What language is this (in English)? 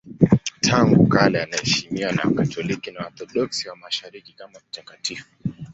Swahili